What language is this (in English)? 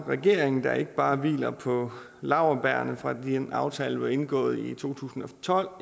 Danish